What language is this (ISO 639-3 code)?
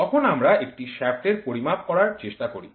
ben